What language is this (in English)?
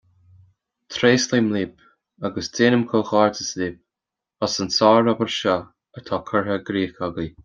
Irish